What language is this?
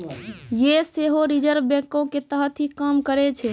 Maithili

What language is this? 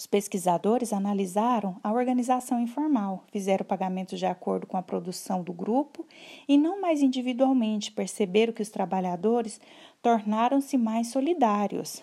Portuguese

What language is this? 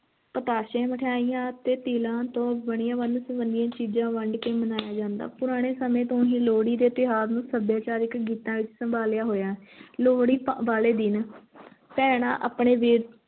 Punjabi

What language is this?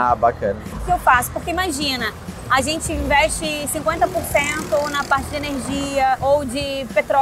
Portuguese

